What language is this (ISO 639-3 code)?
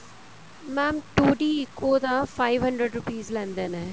pan